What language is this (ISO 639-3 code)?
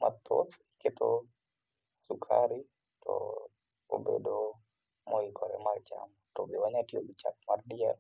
luo